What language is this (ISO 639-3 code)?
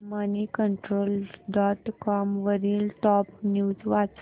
mar